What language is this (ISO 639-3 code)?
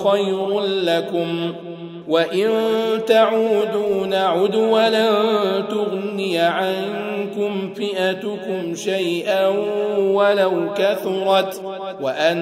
ara